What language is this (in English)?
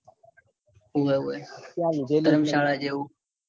Gujarati